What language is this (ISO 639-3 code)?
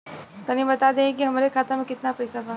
bho